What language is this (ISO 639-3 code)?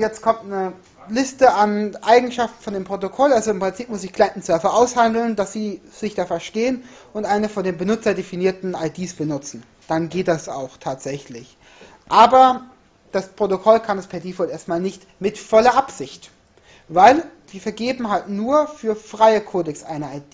deu